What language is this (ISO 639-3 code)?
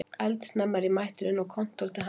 isl